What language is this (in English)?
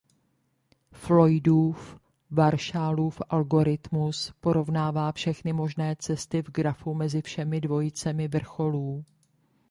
Czech